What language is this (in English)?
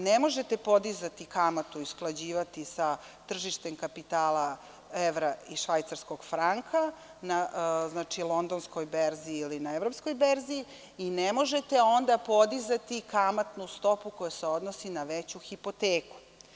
Serbian